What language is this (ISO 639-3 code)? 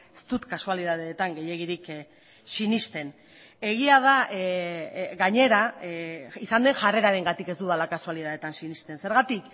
eus